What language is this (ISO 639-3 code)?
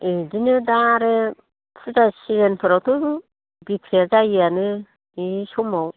brx